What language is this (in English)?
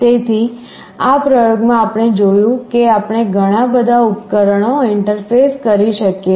Gujarati